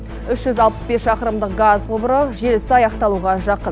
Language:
Kazakh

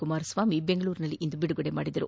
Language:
Kannada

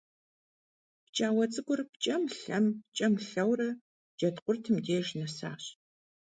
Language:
Kabardian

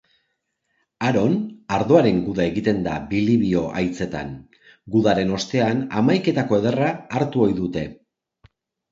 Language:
Basque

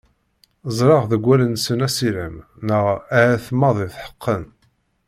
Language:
Kabyle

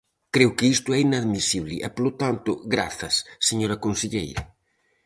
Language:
Galician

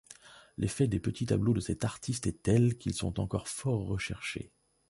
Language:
French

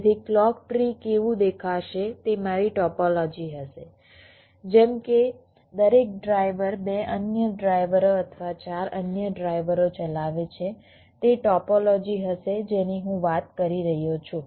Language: Gujarati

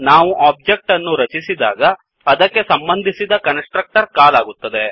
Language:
Kannada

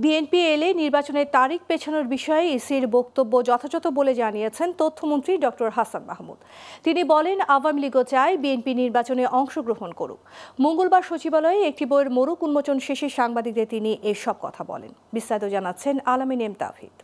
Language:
Turkish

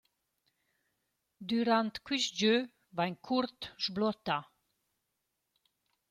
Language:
Romansh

